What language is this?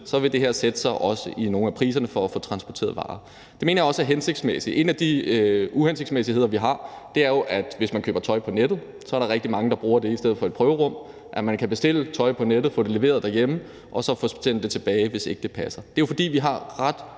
Danish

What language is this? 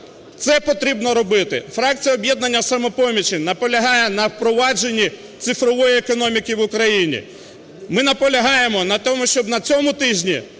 Ukrainian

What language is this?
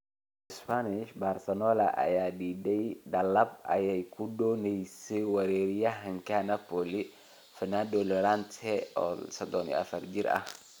Somali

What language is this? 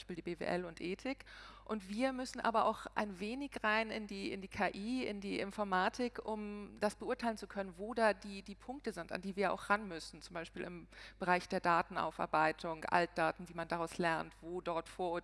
German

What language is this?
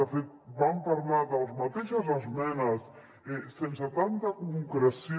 Catalan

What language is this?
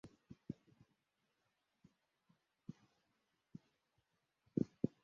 Kinyarwanda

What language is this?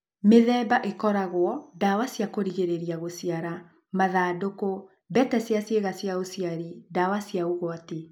Kikuyu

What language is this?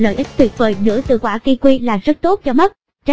Vietnamese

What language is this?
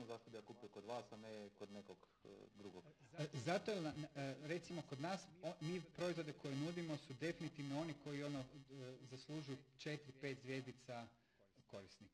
Croatian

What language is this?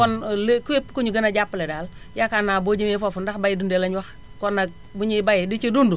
Wolof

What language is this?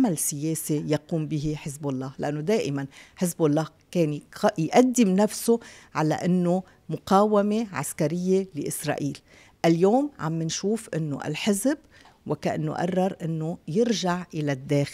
Arabic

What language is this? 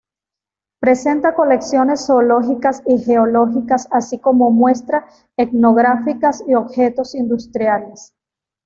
Spanish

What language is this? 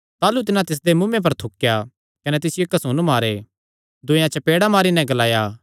Kangri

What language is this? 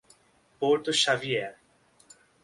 Portuguese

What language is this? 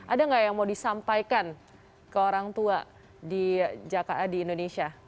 Indonesian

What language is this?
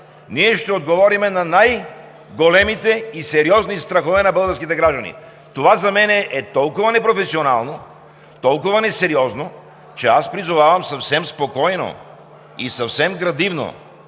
Bulgarian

